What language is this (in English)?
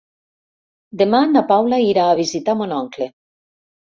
Catalan